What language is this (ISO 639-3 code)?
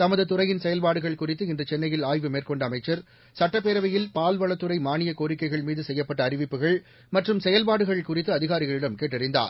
tam